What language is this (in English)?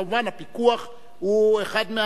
Hebrew